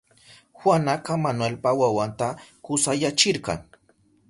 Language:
Southern Pastaza Quechua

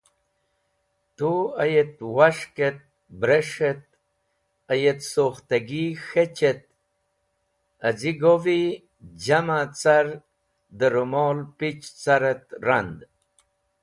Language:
Wakhi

